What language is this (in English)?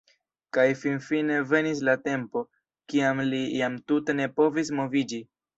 Esperanto